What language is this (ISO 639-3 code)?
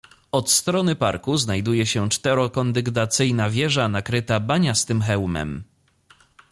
pol